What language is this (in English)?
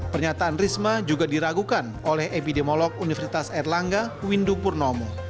Indonesian